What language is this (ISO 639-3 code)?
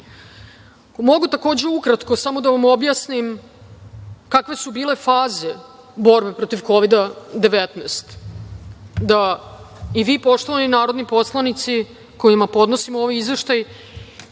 srp